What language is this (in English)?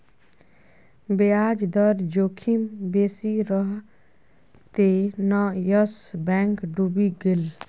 Maithili